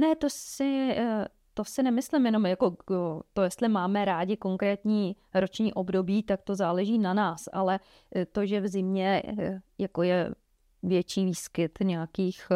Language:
Czech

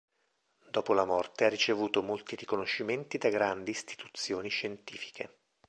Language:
Italian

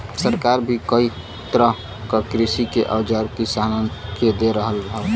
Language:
Bhojpuri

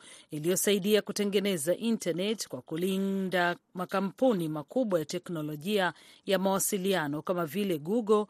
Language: Swahili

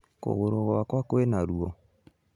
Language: Kikuyu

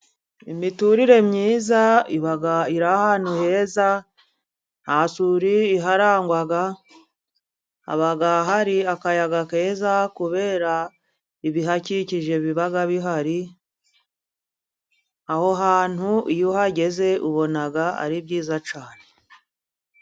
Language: Kinyarwanda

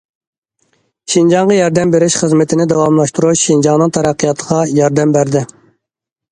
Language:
Uyghur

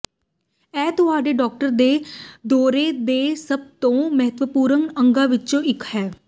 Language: Punjabi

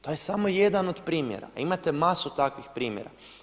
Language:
Croatian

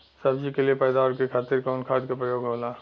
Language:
Bhojpuri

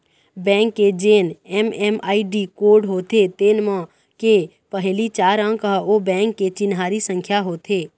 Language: Chhattisgarhi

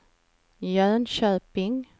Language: Swedish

